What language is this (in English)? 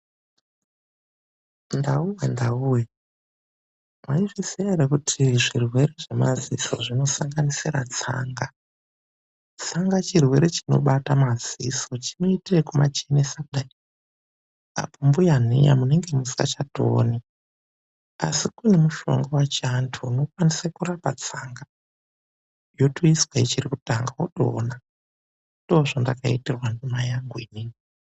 Ndau